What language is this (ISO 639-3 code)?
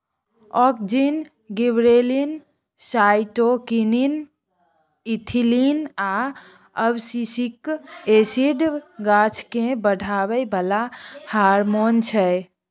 mai